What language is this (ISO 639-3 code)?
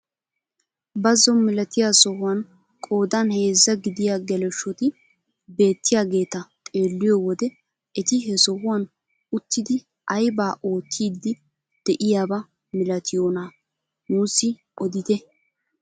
wal